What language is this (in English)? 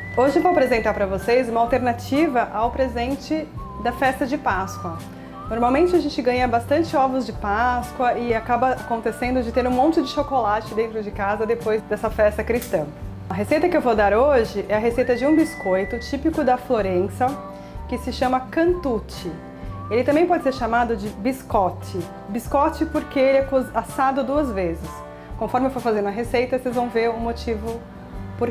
Portuguese